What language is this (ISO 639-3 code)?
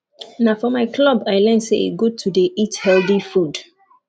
pcm